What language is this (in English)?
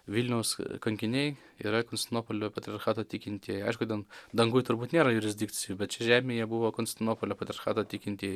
Lithuanian